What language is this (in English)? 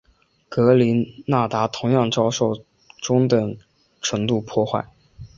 Chinese